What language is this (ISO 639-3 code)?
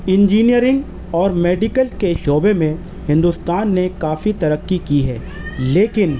urd